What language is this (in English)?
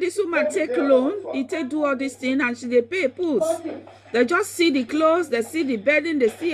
English